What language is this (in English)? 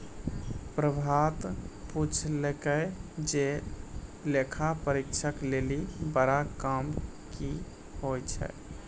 Maithili